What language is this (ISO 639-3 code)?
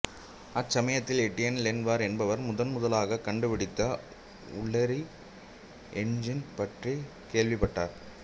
tam